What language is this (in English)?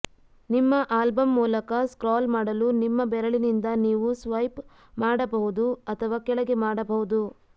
Kannada